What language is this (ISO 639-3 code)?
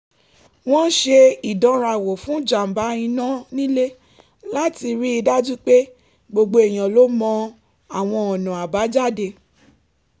yor